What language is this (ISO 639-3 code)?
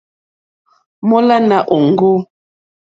bri